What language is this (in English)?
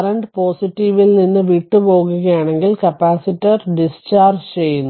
Malayalam